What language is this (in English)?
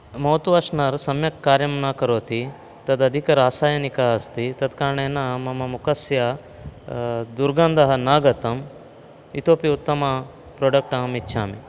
Sanskrit